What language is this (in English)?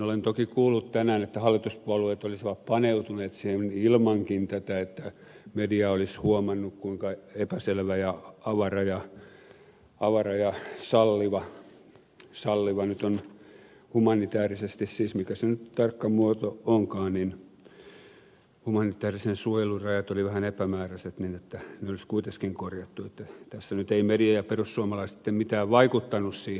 Finnish